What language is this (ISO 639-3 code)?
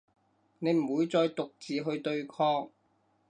yue